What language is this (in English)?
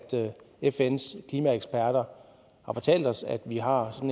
Danish